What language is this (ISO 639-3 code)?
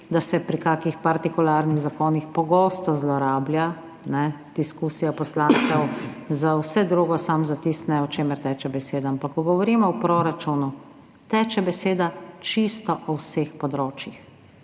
slv